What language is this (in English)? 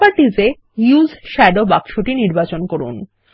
Bangla